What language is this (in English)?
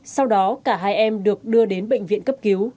Vietnamese